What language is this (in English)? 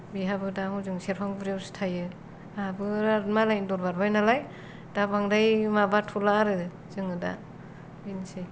Bodo